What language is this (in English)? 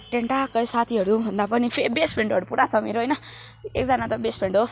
Nepali